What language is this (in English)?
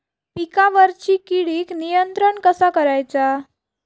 Marathi